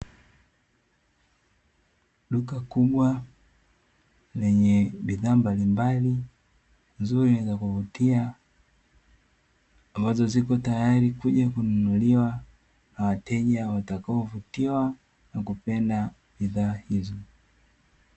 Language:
Swahili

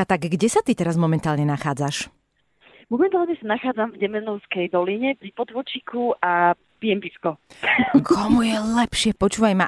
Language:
Slovak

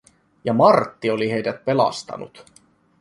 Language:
Finnish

